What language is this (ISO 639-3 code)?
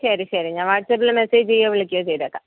mal